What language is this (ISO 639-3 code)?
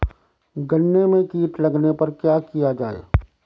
hin